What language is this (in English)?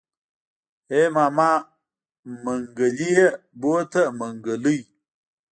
Pashto